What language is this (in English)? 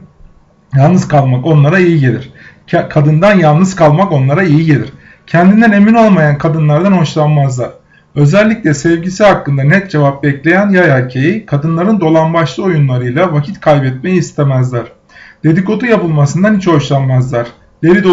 Turkish